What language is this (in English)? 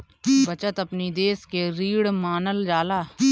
Bhojpuri